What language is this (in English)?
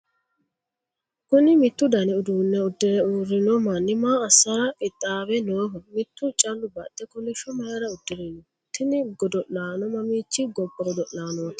Sidamo